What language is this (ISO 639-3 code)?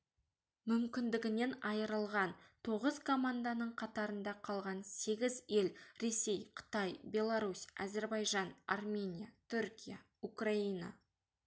kaz